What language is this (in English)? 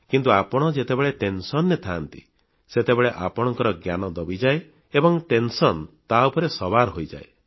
Odia